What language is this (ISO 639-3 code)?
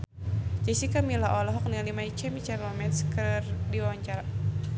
sun